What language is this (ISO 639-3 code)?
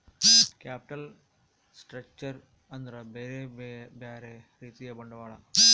kan